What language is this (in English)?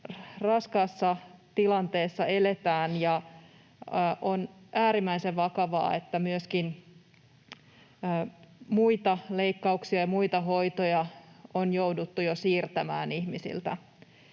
Finnish